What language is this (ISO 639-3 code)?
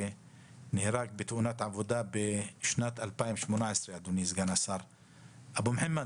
heb